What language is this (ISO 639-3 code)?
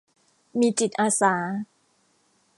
tha